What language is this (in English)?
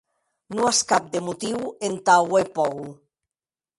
Occitan